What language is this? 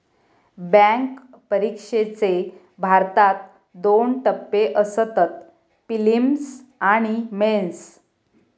Marathi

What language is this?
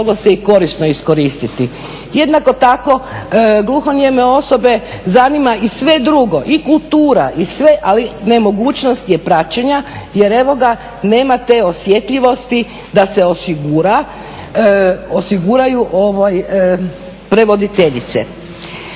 Croatian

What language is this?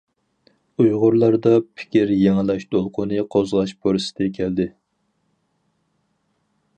Uyghur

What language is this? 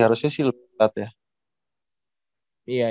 Indonesian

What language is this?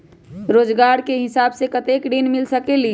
Magahi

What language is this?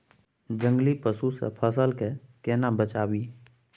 Maithili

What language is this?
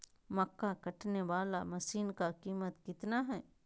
Magahi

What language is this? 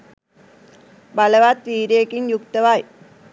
Sinhala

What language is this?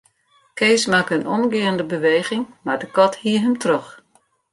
Western Frisian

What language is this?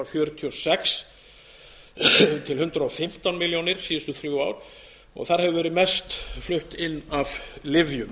Icelandic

